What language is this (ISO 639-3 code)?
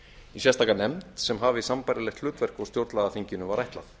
isl